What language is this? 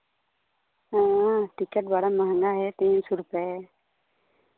Hindi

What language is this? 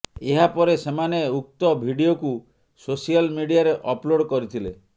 Odia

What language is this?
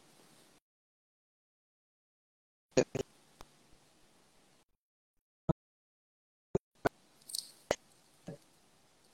Malay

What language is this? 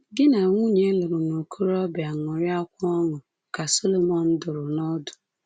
Igbo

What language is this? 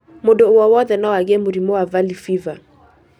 Kikuyu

